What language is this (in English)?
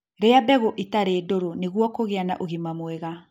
Kikuyu